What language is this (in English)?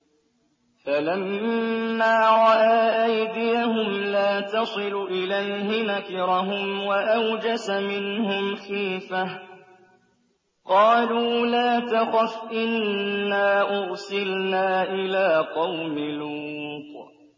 Arabic